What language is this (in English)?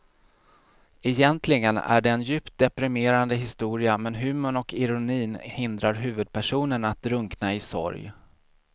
Swedish